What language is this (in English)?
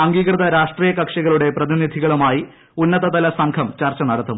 Malayalam